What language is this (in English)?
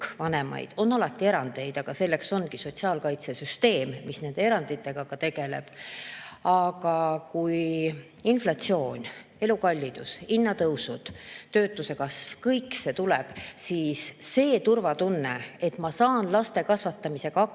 Estonian